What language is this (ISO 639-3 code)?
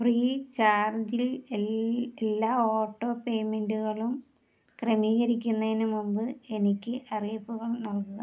mal